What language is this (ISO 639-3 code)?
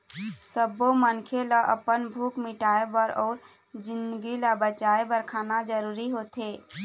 hne